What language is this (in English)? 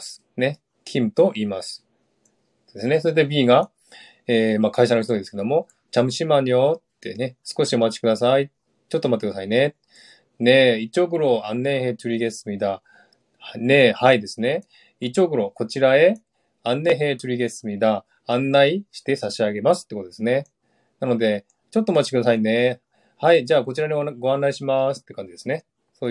Japanese